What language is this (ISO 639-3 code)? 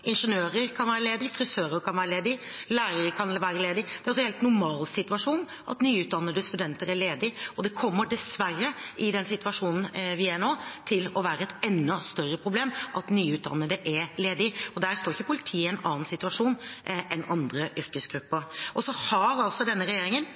nob